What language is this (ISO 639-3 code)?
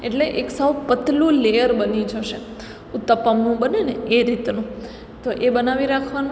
guj